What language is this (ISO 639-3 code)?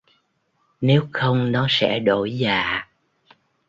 vie